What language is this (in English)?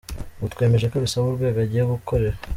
Kinyarwanda